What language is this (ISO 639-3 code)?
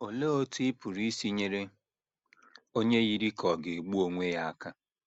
ibo